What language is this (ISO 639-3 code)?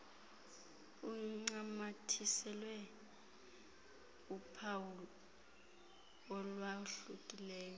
xho